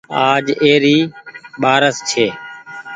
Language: Goaria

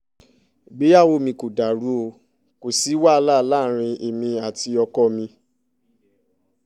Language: Yoruba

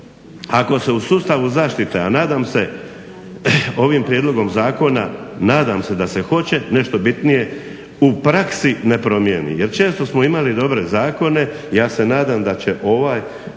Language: Croatian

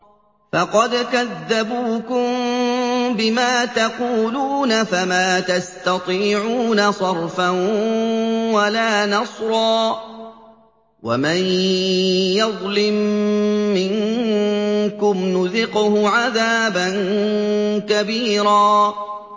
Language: Arabic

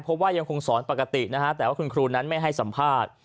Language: Thai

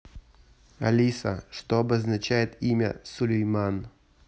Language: Russian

